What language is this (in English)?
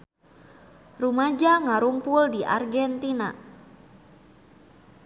Sundanese